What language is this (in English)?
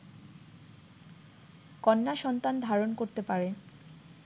Bangla